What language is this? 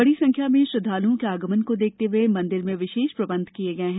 Hindi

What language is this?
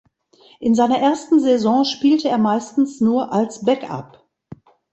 German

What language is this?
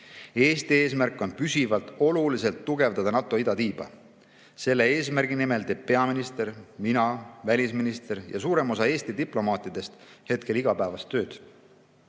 Estonian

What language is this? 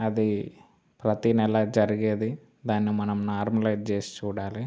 Telugu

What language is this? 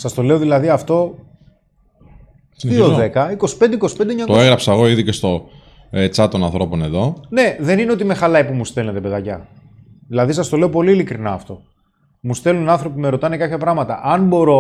Greek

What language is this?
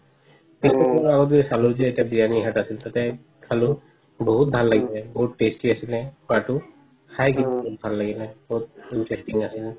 Assamese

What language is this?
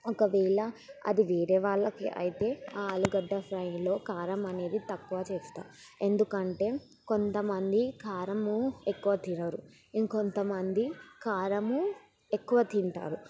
Telugu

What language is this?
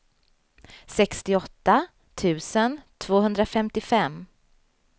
Swedish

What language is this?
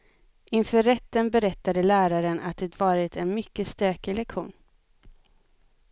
Swedish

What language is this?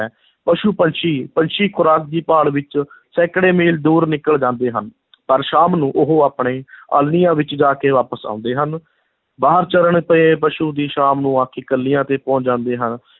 Punjabi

